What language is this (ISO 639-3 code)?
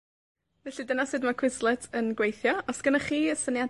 cym